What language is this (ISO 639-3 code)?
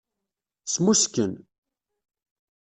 kab